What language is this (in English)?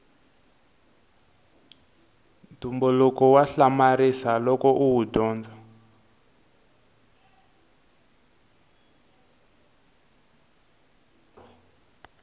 Tsonga